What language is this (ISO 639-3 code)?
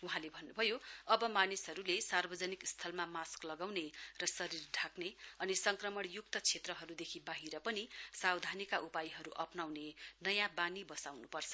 nep